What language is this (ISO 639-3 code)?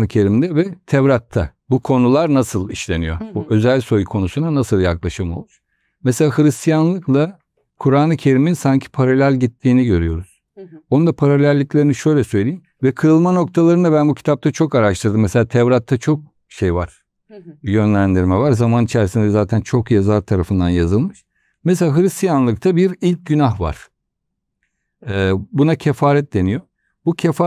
tur